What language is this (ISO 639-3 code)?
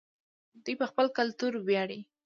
pus